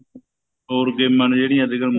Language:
Punjabi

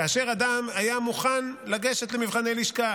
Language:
Hebrew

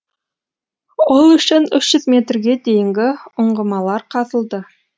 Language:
Kazakh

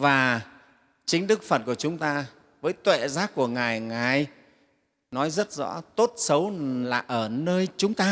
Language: Vietnamese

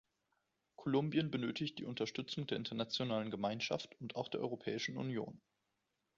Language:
German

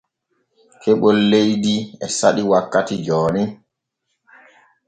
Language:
Borgu Fulfulde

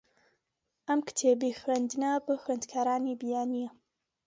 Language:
Central Kurdish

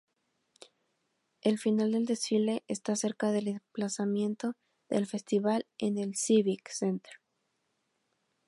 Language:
Spanish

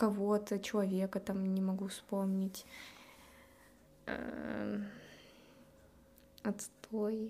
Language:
Russian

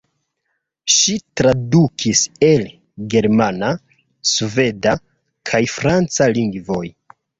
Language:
Esperanto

